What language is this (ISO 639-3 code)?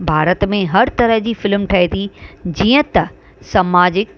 snd